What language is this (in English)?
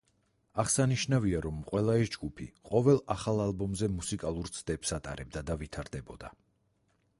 Georgian